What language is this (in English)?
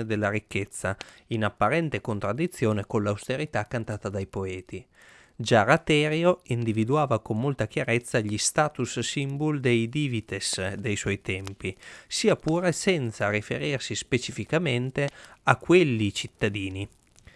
Italian